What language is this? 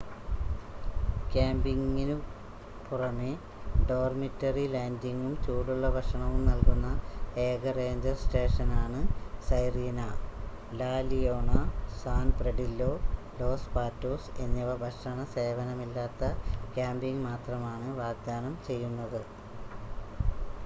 Malayalam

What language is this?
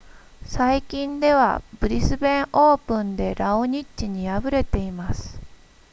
Japanese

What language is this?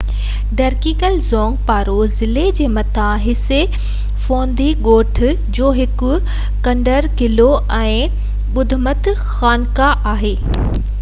Sindhi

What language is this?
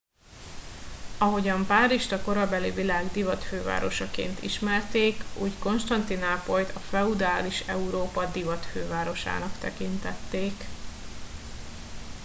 Hungarian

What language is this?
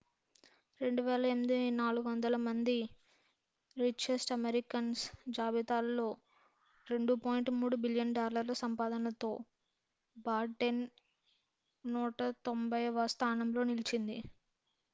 Telugu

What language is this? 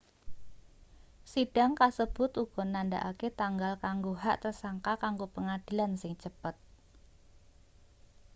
Javanese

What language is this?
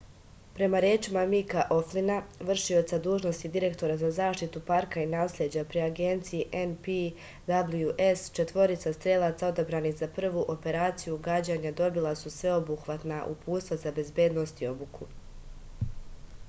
Serbian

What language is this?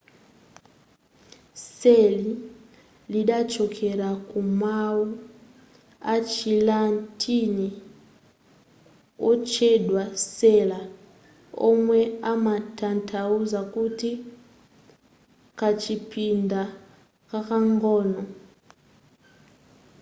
Nyanja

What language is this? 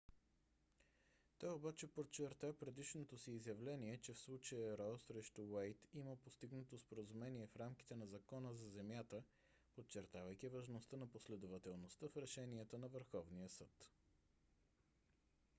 Bulgarian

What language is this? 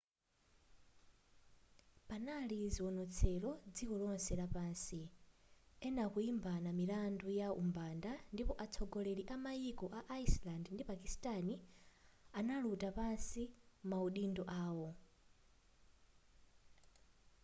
Nyanja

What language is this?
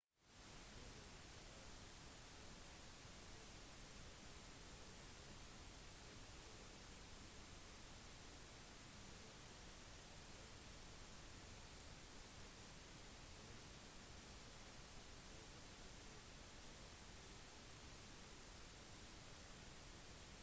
Norwegian Bokmål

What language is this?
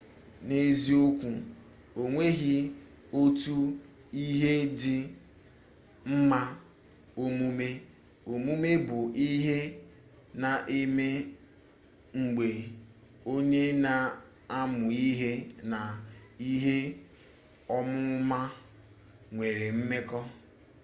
Igbo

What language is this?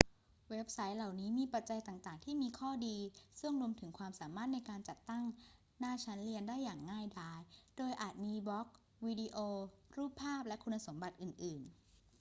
Thai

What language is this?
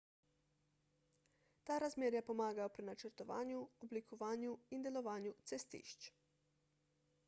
Slovenian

